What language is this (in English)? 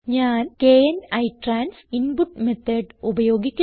Malayalam